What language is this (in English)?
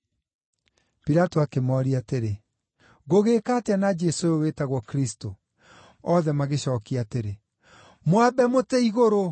Kikuyu